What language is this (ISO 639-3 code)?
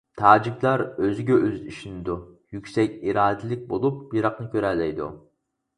uig